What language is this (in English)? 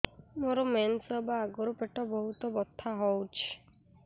Odia